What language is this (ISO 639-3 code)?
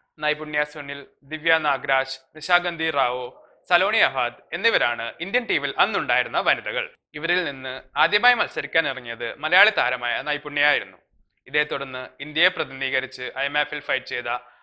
mal